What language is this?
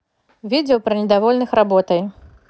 Russian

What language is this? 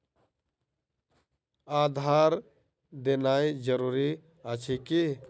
Maithili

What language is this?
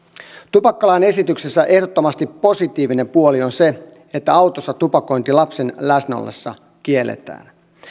Finnish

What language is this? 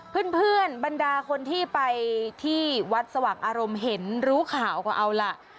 Thai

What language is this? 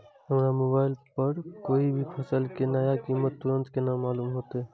Maithili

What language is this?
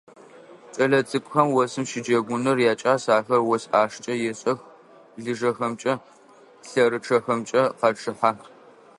Adyghe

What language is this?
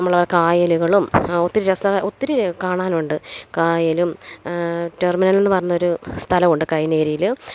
Malayalam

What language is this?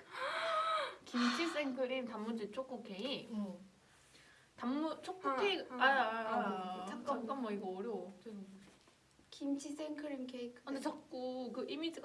Korean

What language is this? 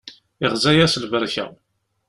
Kabyle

